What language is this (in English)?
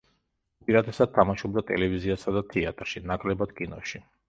Georgian